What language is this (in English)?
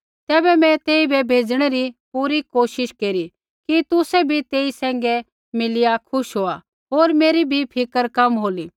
Kullu Pahari